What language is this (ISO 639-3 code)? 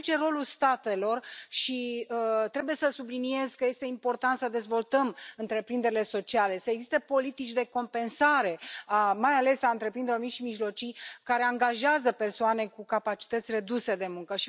ron